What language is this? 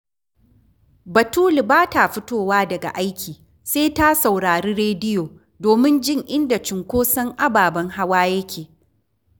Hausa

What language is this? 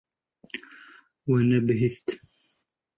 Kurdish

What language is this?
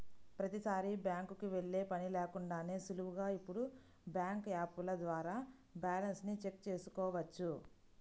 Telugu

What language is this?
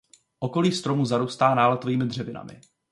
Czech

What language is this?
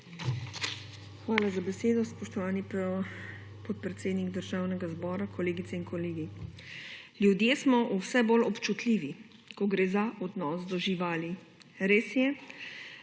Slovenian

